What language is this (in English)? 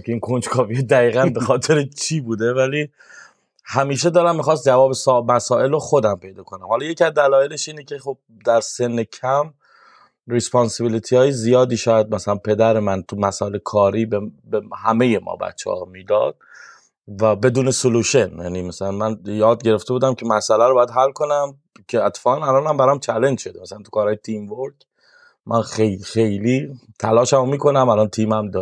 Persian